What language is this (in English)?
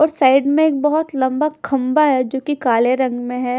Hindi